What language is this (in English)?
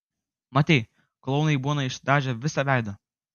Lithuanian